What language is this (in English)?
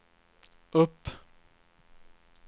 Swedish